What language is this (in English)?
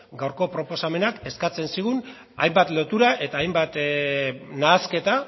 Basque